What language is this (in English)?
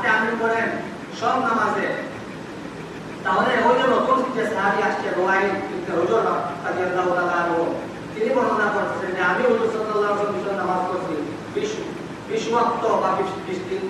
Bangla